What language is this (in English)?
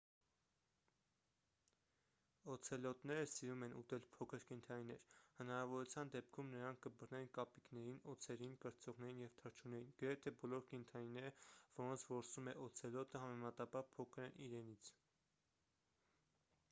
Armenian